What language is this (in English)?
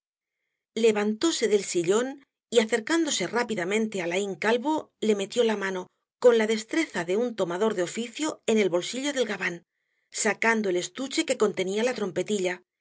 Spanish